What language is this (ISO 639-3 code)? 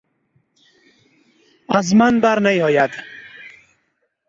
fas